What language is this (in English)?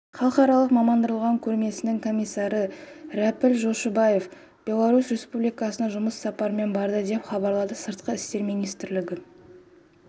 Kazakh